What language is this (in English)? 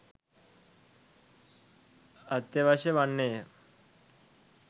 Sinhala